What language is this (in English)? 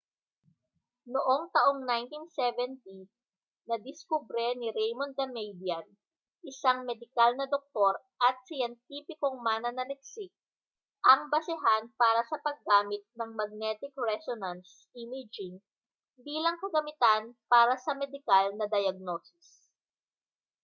Filipino